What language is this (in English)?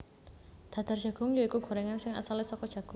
Javanese